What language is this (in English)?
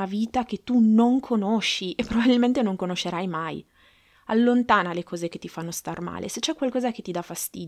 Italian